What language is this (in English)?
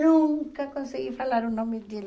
Portuguese